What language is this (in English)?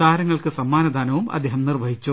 Malayalam